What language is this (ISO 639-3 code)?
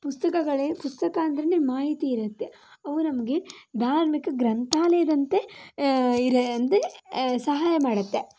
kan